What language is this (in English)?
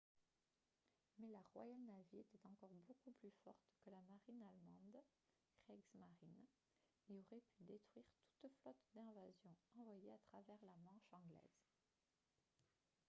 French